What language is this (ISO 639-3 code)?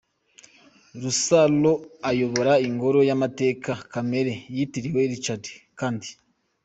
kin